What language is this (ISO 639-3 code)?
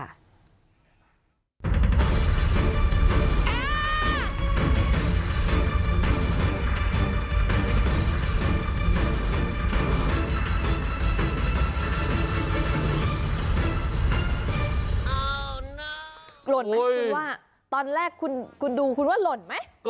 tha